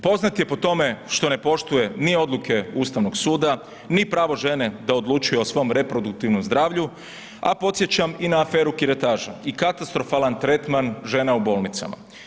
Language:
Croatian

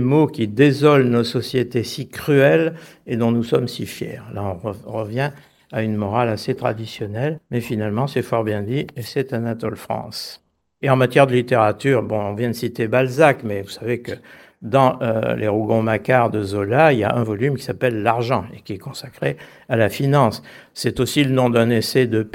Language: French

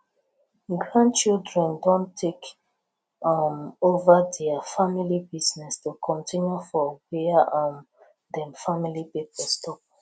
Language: Nigerian Pidgin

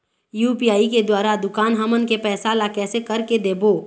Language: Chhattisgarhi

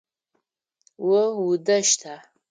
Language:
Adyghe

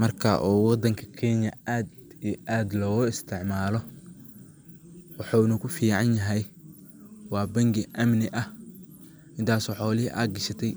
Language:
Somali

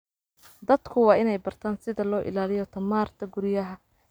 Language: Somali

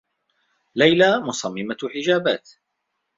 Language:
Arabic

